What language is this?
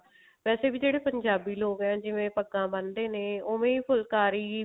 Punjabi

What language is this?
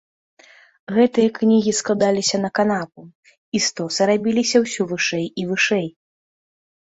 Belarusian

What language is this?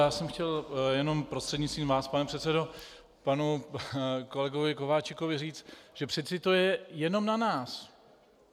Czech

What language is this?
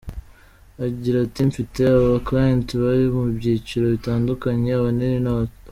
Kinyarwanda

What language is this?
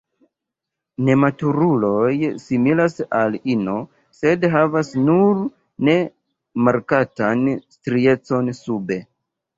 Esperanto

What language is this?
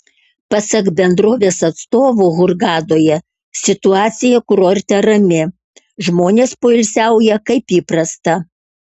Lithuanian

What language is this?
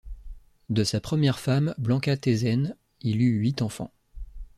French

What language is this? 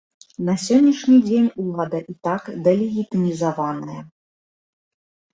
Belarusian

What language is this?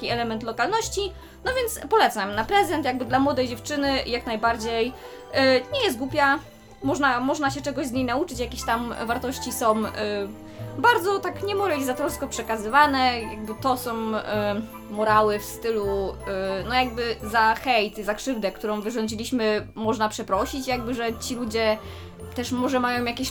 Polish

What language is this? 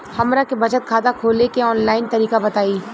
Bhojpuri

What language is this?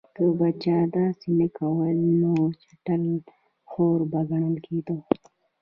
Pashto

